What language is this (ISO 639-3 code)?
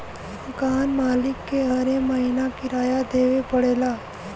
bho